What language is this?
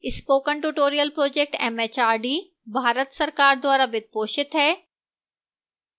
Hindi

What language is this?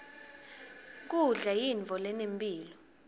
Swati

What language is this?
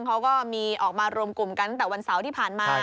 Thai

